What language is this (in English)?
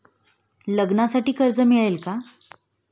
Marathi